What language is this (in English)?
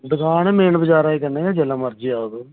Dogri